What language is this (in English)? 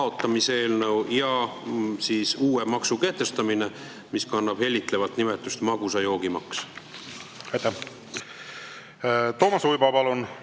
Estonian